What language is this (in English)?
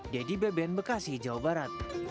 Indonesian